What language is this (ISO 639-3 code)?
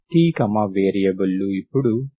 tel